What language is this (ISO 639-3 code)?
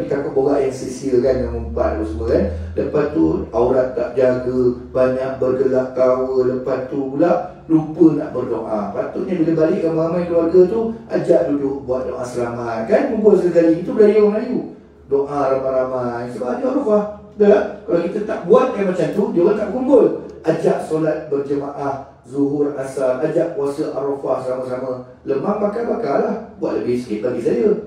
msa